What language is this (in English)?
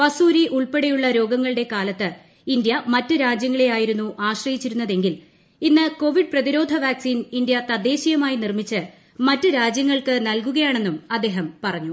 Malayalam